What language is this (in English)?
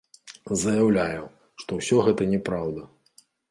Belarusian